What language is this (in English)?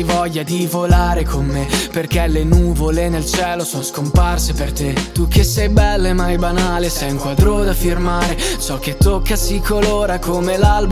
Italian